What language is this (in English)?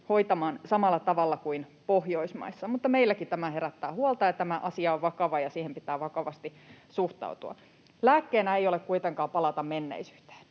Finnish